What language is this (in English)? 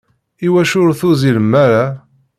Kabyle